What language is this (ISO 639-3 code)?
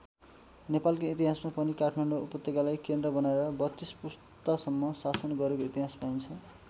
nep